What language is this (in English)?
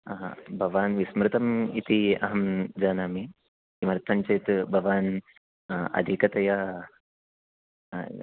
Sanskrit